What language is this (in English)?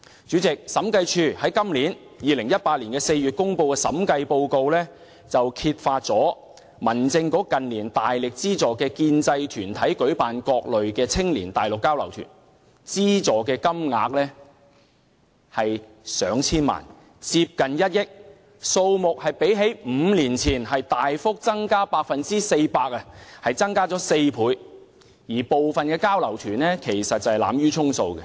Cantonese